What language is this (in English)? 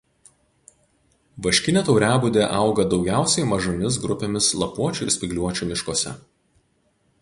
Lithuanian